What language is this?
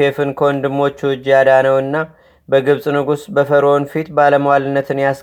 Amharic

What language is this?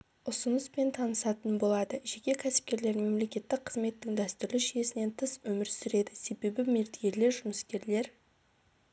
Kazakh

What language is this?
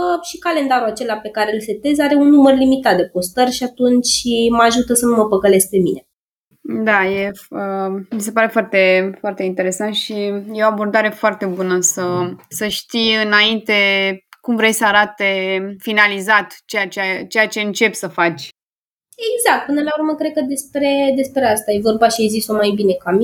Romanian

